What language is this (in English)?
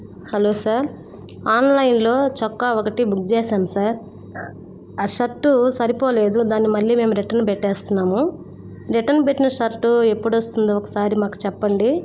Telugu